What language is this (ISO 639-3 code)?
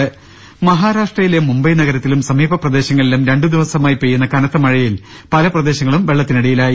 mal